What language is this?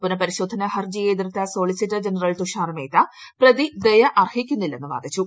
Malayalam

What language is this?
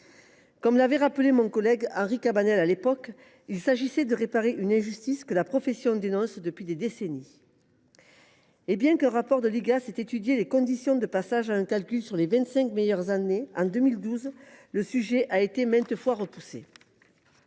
French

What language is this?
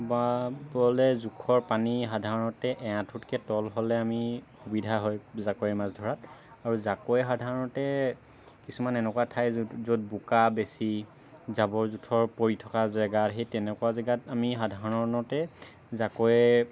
Assamese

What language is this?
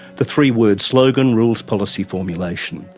English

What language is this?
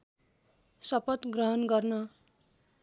Nepali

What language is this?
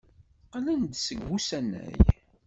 Kabyle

